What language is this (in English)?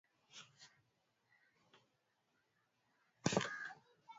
Swahili